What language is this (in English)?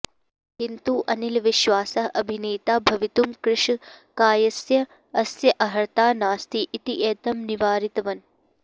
Sanskrit